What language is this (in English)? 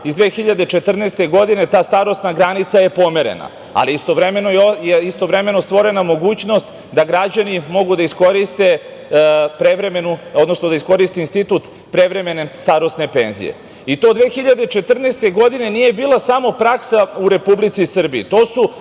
Serbian